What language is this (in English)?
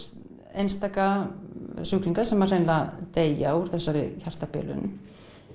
Icelandic